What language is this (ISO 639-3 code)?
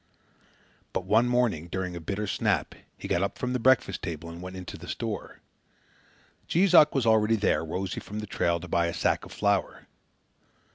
eng